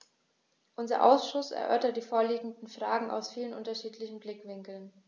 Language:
German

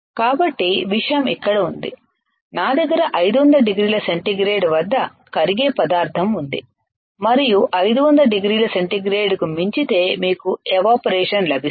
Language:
Telugu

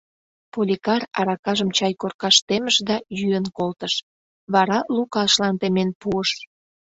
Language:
Mari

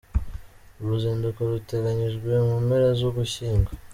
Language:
Kinyarwanda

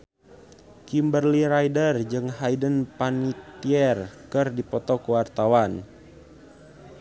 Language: Sundanese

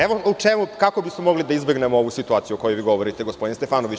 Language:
Serbian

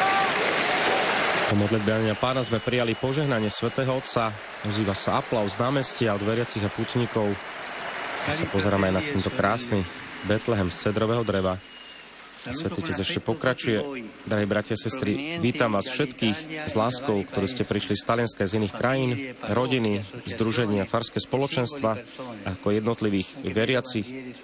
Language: Slovak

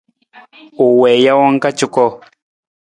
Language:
Nawdm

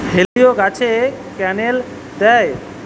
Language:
Bangla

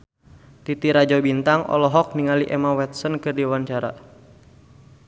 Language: Sundanese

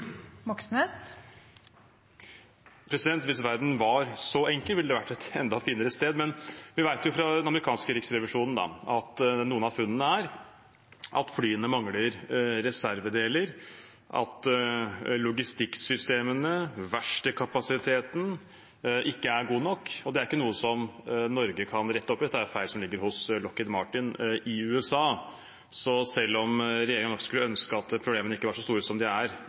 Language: Norwegian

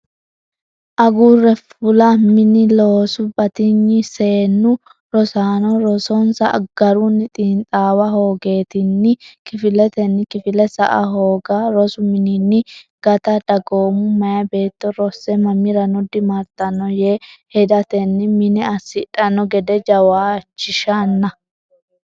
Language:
Sidamo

